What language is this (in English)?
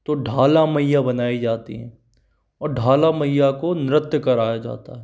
Hindi